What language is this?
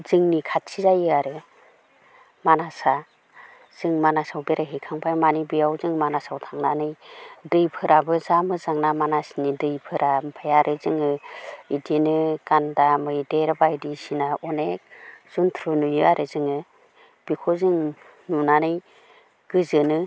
Bodo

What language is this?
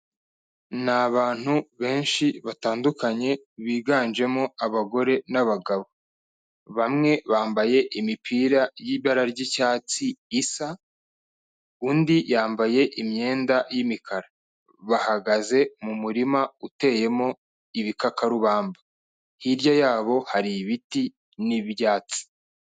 Kinyarwanda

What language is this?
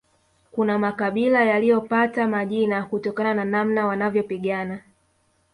Swahili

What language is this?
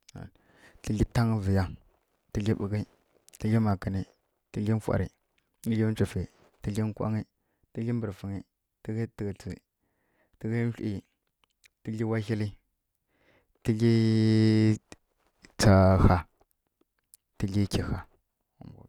Kirya-Konzəl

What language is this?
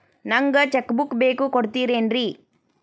Kannada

